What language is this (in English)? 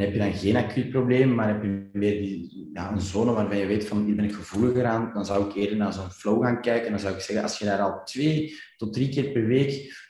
Dutch